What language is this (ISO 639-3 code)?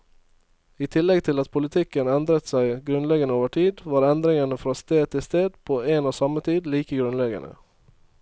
nor